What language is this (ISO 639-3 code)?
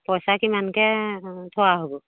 asm